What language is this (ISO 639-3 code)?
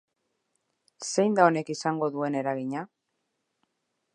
eus